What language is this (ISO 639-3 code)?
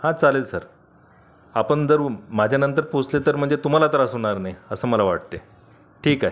mar